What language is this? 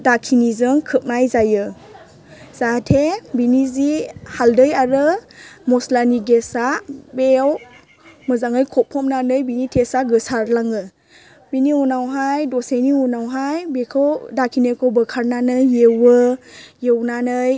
Bodo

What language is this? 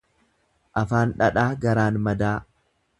Oromo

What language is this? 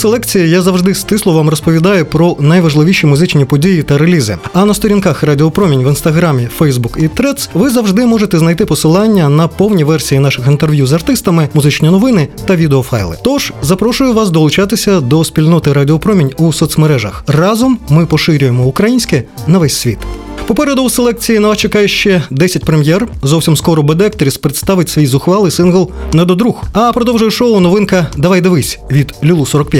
Ukrainian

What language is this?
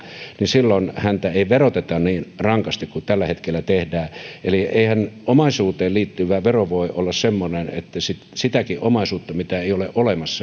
Finnish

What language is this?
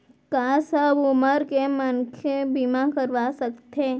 Chhattisgarhi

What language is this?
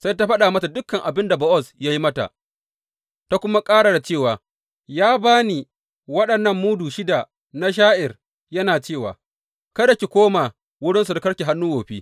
Hausa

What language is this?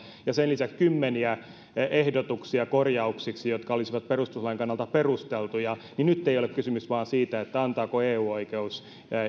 Finnish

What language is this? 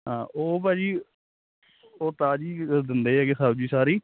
Punjabi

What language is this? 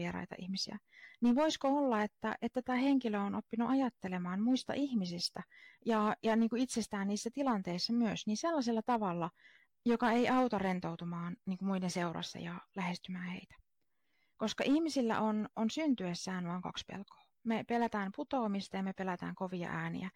Finnish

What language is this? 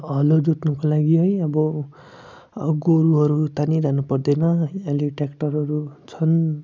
Nepali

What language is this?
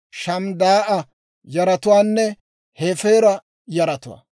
Dawro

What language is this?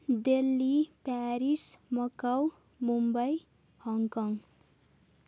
Nepali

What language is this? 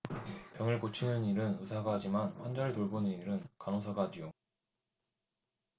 Korean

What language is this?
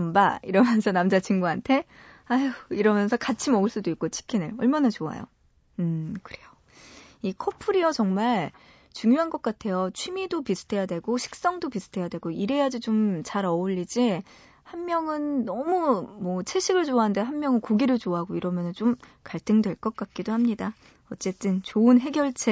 Korean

